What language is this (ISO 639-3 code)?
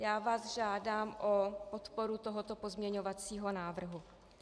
ces